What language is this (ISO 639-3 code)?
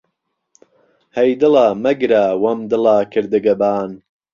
ckb